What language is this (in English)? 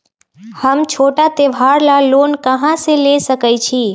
Magahi